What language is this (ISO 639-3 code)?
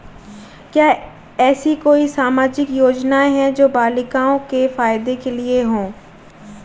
hin